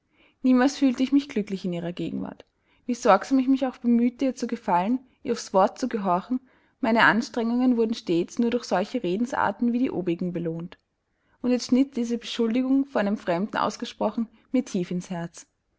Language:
German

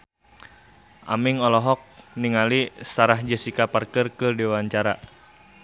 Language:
Sundanese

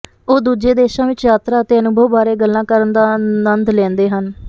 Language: Punjabi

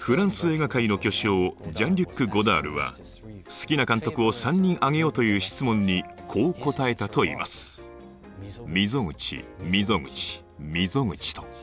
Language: Japanese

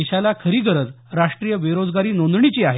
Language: Marathi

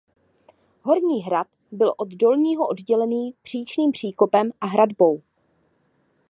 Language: Czech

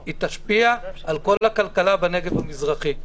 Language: Hebrew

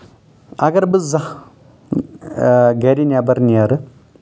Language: Kashmiri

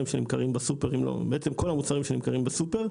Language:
Hebrew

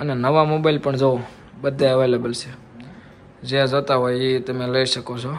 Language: Gujarati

